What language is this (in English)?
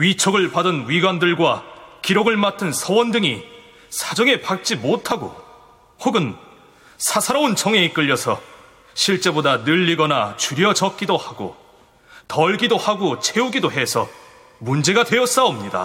Korean